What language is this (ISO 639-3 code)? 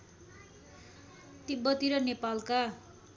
nep